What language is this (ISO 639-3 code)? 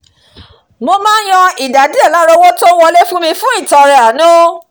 yor